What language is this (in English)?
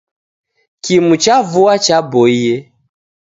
Taita